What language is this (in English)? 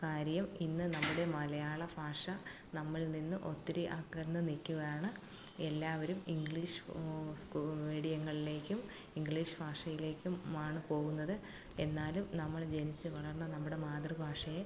Malayalam